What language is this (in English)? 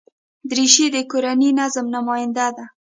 Pashto